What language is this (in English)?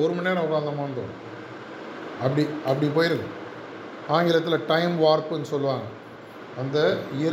Tamil